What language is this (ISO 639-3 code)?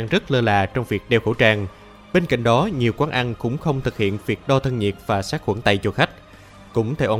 vie